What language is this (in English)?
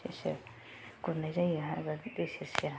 Bodo